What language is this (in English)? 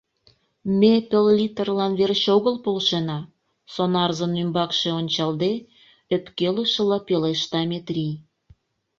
Mari